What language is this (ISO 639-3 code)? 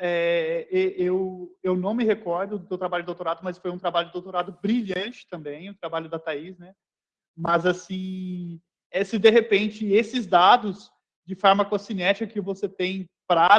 por